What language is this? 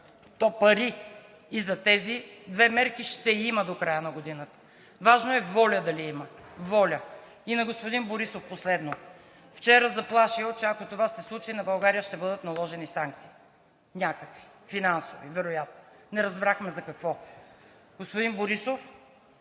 Bulgarian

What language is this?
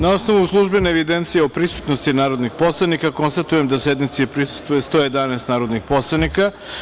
Serbian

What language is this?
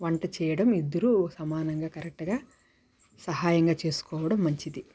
Telugu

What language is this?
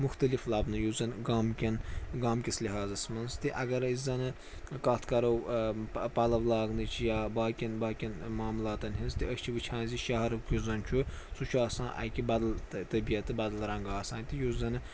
Kashmiri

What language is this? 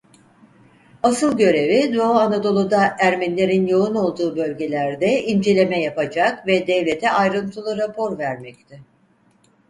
Turkish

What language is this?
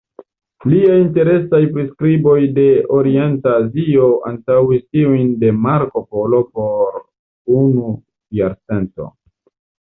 Esperanto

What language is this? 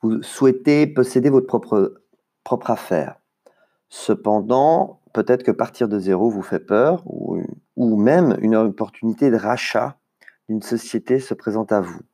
French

